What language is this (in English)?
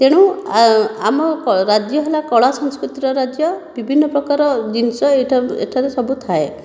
Odia